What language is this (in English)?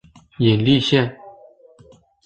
Chinese